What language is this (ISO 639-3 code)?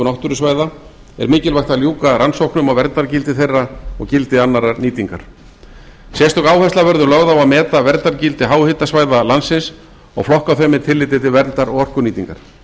isl